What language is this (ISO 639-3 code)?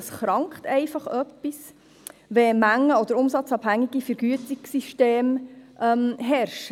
gsw